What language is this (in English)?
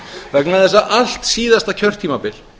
Icelandic